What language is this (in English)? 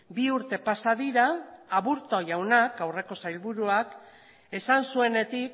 Basque